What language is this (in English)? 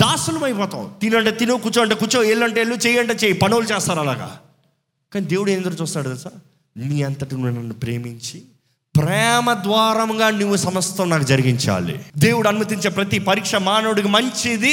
Telugu